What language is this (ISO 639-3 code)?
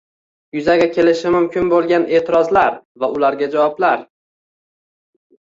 uzb